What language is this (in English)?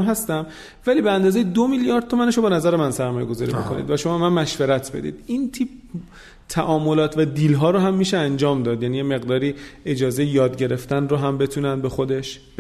Persian